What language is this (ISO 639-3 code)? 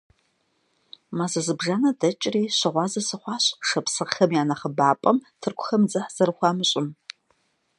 kbd